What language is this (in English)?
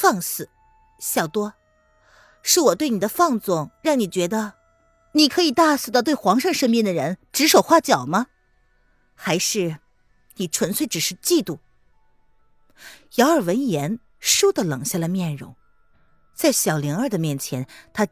Chinese